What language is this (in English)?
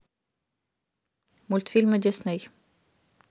Russian